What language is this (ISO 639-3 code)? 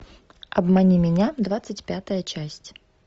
rus